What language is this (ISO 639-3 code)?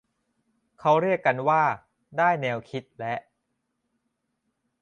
tha